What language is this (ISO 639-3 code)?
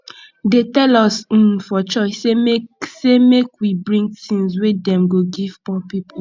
pcm